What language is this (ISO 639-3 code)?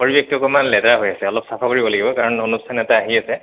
asm